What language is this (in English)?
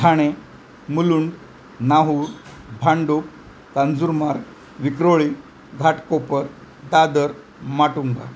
Marathi